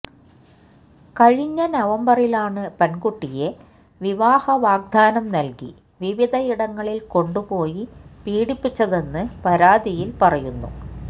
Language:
Malayalam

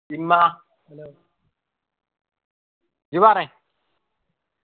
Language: Malayalam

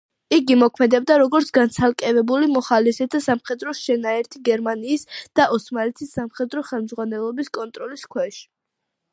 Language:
Georgian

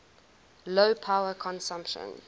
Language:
English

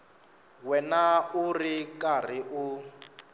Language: Tsonga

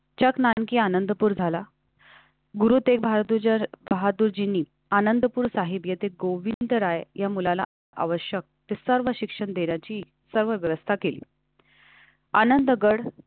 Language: Marathi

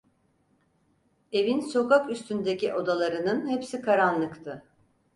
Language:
Turkish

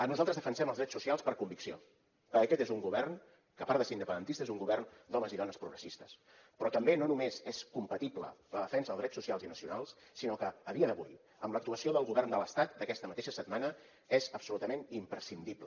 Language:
Catalan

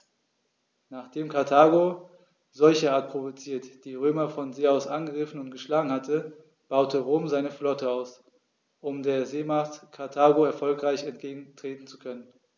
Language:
German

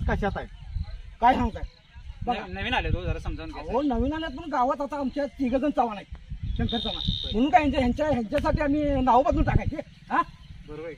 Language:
Hindi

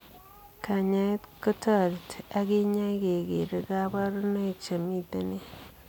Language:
Kalenjin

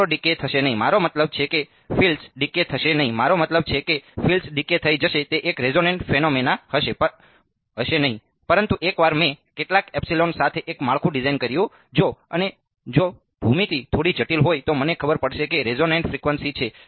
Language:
Gujarati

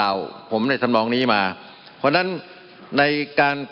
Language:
Thai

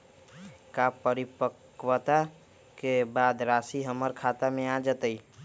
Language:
Magahi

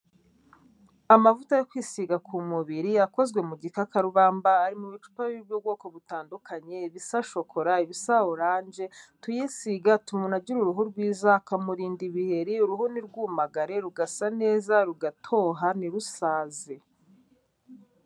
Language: Kinyarwanda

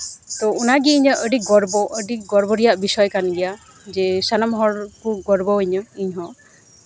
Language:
Santali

